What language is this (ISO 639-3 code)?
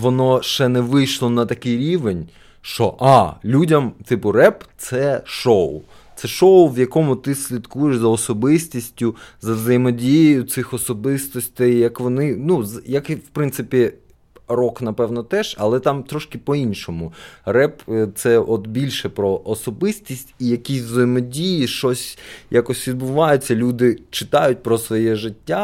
ukr